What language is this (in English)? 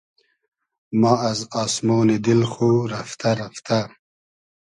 Hazaragi